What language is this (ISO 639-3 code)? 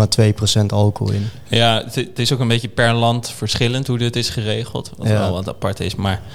nld